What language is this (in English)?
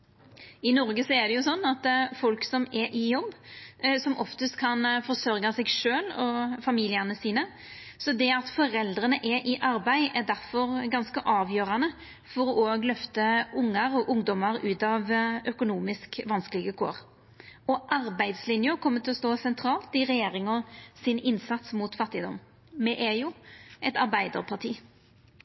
Norwegian Nynorsk